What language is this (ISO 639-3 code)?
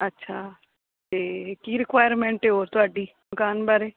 pan